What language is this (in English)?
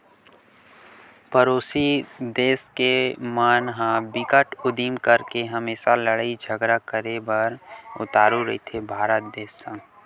Chhattisgarhi